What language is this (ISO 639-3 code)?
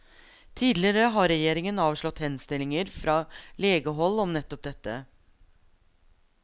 nor